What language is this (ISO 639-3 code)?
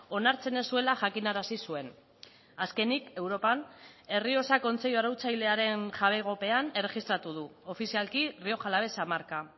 eus